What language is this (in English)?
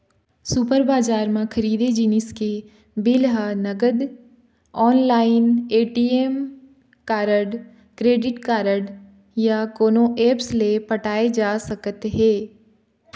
Chhattisgarhi